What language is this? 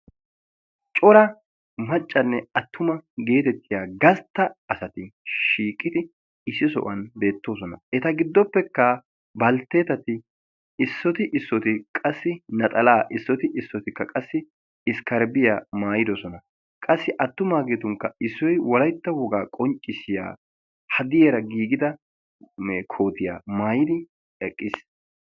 Wolaytta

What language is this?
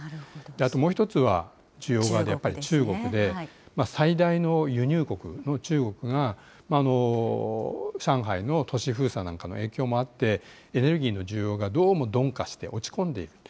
Japanese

